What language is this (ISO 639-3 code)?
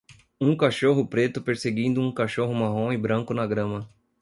por